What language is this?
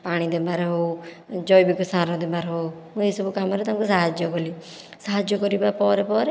Odia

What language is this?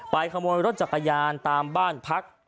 Thai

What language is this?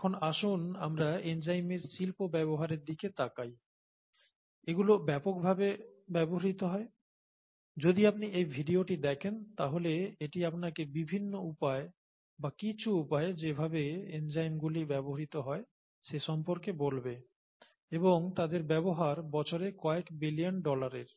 Bangla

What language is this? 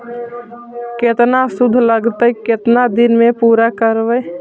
Magahi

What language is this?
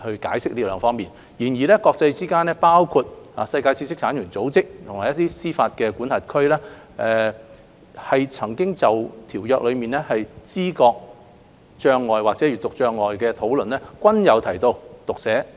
Cantonese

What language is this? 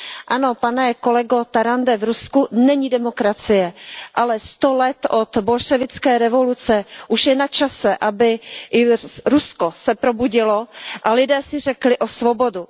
Czech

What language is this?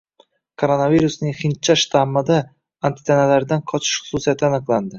Uzbek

